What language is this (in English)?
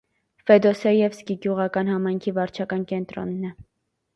Armenian